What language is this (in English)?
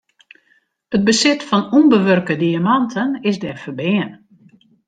Western Frisian